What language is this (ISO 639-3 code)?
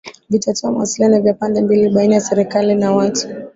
swa